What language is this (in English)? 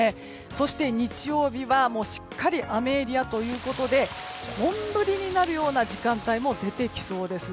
Japanese